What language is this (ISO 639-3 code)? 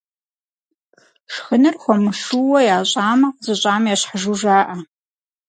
kbd